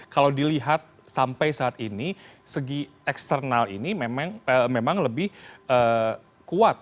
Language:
Indonesian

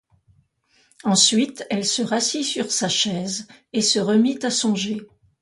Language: French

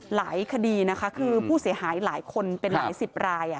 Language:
Thai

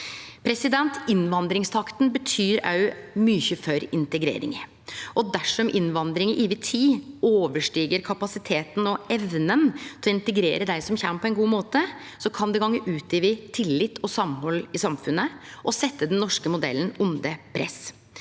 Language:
Norwegian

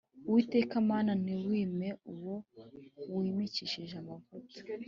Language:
Kinyarwanda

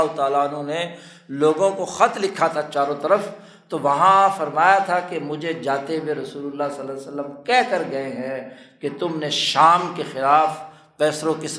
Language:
Urdu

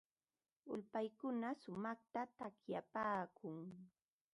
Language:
Ambo-Pasco Quechua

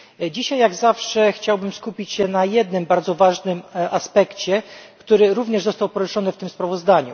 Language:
Polish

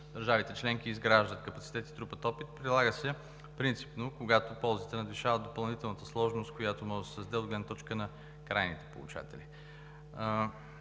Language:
Bulgarian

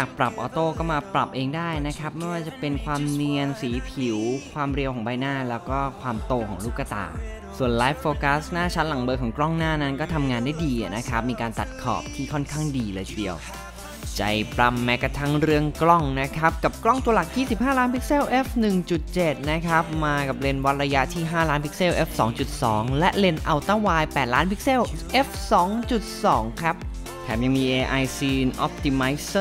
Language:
Thai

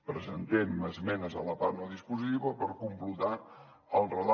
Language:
Catalan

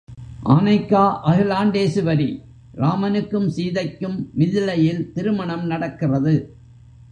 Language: Tamil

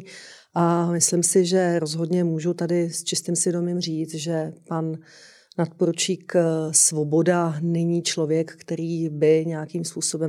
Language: Czech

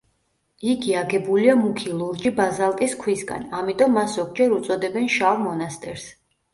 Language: Georgian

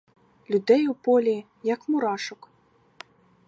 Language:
Ukrainian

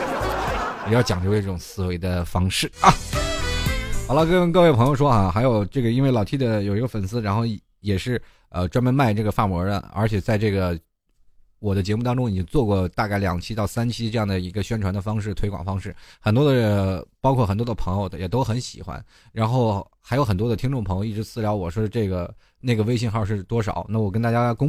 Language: Chinese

